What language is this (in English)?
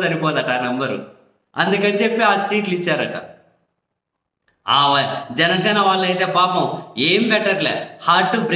Telugu